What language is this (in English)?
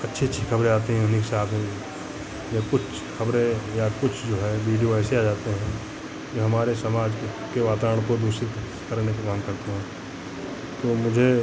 Hindi